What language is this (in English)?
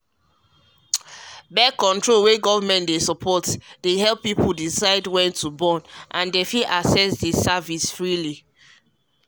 Nigerian Pidgin